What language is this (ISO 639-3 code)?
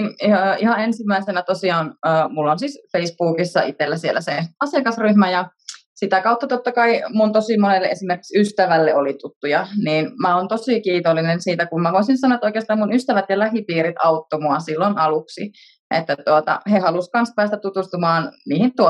fin